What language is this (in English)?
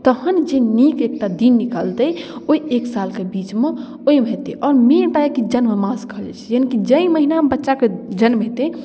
Maithili